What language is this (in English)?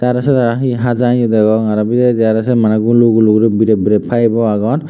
Chakma